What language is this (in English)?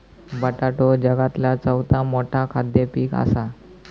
Marathi